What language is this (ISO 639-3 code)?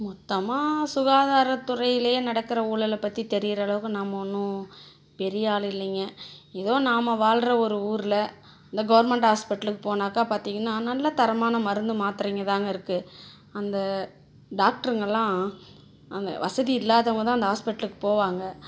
tam